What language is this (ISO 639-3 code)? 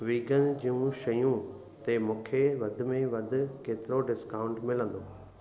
snd